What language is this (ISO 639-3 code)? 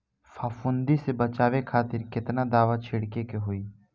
bho